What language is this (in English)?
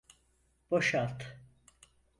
Turkish